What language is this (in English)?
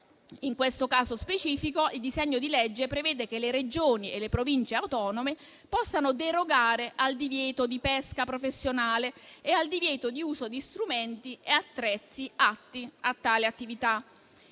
Italian